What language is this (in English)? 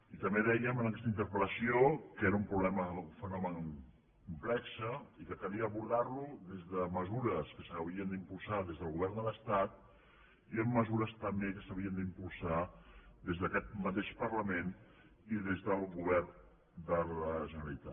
Catalan